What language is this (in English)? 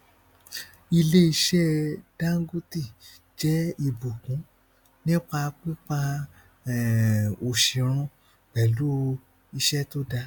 Yoruba